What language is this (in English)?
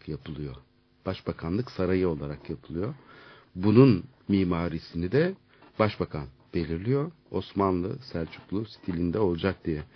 Turkish